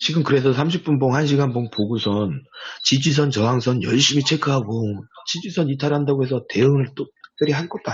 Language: Korean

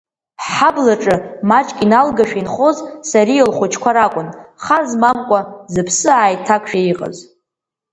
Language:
Abkhazian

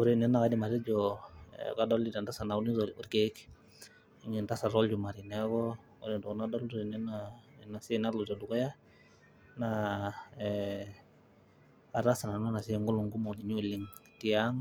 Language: Masai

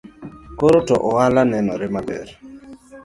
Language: Luo (Kenya and Tanzania)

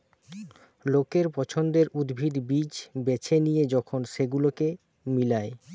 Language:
Bangla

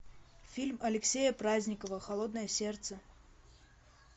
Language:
Russian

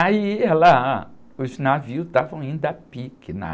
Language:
Portuguese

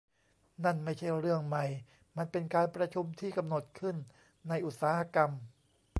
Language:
Thai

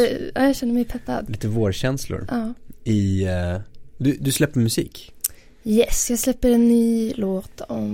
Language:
Swedish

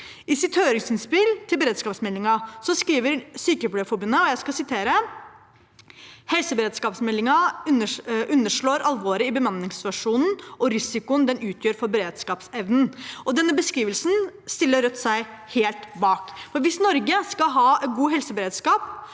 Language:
Norwegian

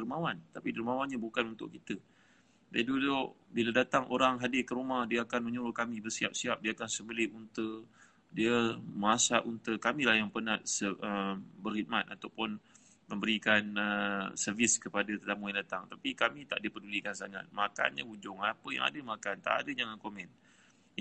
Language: Malay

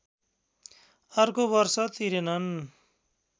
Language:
Nepali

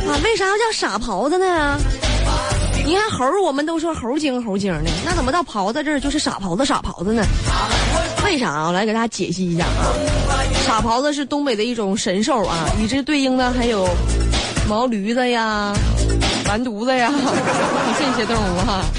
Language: Chinese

